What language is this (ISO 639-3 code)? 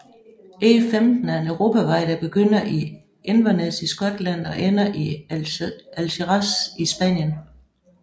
dan